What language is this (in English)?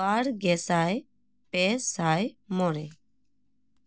Santali